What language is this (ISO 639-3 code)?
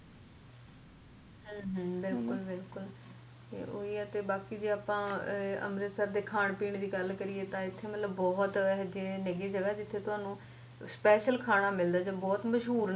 pan